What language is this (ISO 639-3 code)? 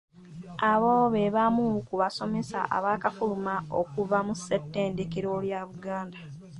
lug